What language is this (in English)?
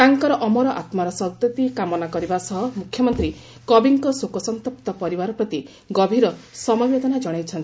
Odia